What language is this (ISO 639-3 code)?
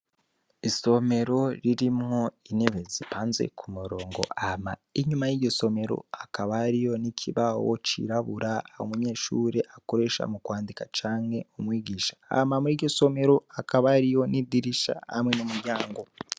run